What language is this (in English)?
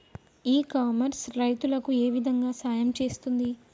Telugu